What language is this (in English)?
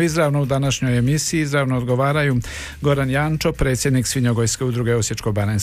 Croatian